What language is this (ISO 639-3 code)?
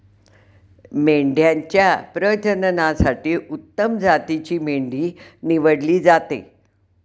mar